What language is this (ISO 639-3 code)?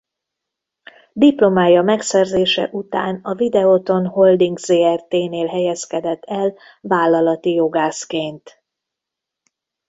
hun